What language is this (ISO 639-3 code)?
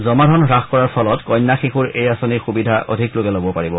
asm